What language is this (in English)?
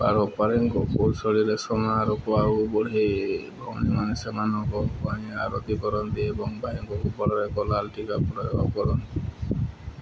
Odia